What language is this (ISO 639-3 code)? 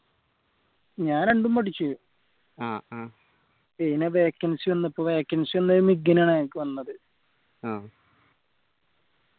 mal